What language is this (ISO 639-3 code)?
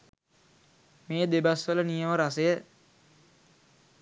sin